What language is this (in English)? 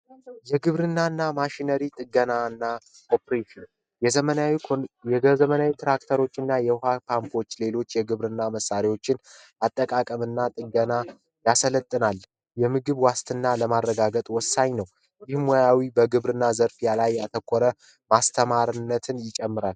Amharic